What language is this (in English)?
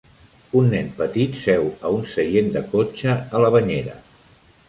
Catalan